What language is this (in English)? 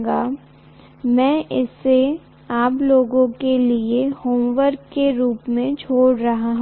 Hindi